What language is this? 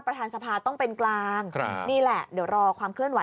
Thai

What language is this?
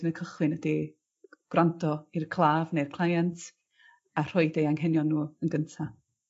Welsh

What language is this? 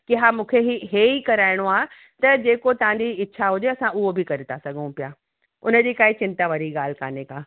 Sindhi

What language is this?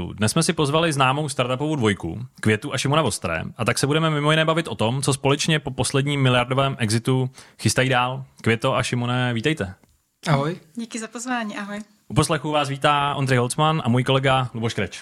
Czech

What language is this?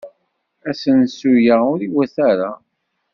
Kabyle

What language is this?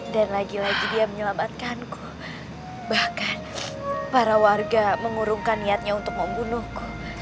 Indonesian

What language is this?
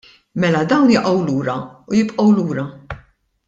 Maltese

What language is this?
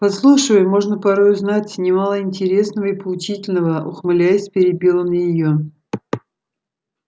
Russian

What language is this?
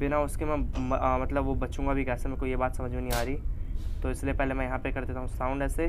Hindi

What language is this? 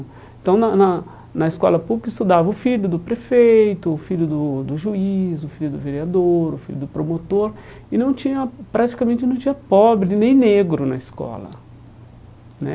Portuguese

